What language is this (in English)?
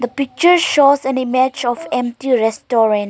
English